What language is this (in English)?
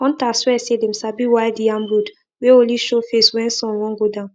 Nigerian Pidgin